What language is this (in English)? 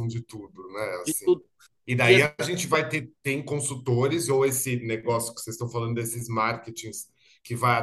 Portuguese